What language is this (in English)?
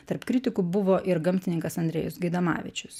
Lithuanian